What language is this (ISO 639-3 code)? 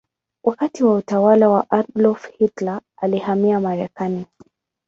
swa